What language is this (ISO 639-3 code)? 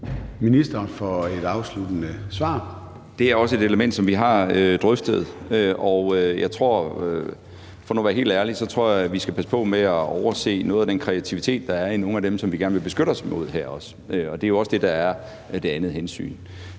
dan